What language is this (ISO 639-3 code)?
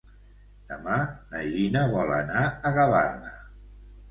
cat